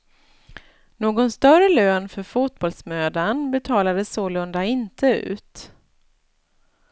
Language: Swedish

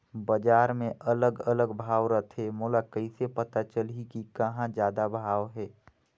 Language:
Chhattisgarhi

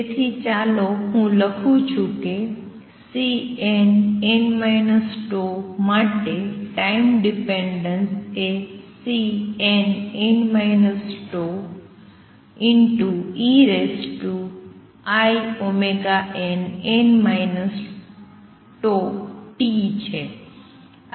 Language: Gujarati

